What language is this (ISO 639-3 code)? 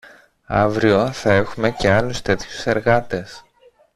ell